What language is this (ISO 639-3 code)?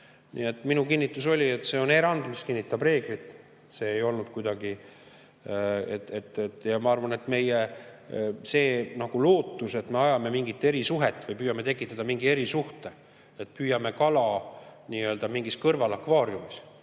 est